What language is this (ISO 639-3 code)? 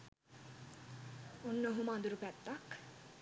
sin